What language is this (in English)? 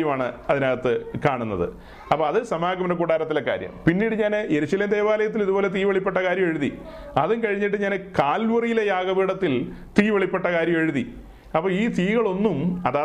Malayalam